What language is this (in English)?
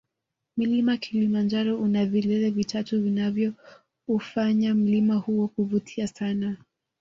Swahili